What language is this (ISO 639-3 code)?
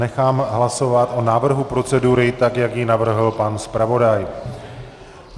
ces